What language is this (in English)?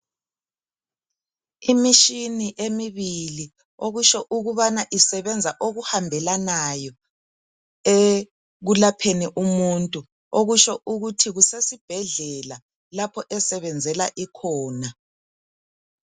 North Ndebele